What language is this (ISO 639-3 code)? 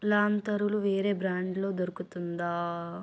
tel